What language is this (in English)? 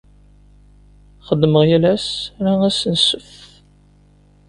Kabyle